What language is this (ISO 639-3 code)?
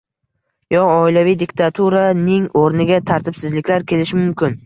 uzb